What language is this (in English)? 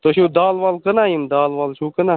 Kashmiri